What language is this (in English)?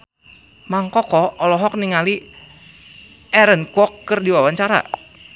Sundanese